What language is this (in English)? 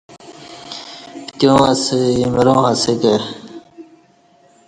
Kati